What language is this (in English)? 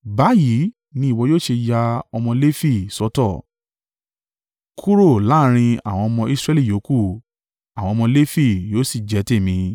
Yoruba